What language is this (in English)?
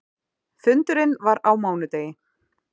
Icelandic